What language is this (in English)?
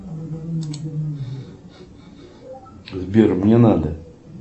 Russian